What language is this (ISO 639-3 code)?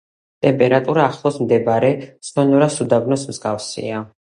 kat